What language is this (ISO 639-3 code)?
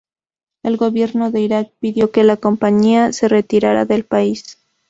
spa